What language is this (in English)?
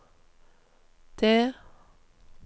Norwegian